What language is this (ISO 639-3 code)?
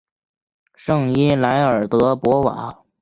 zho